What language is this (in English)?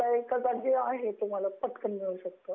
Marathi